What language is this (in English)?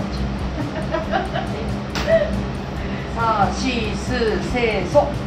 Japanese